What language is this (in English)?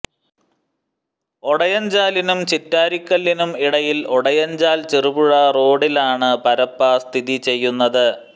Malayalam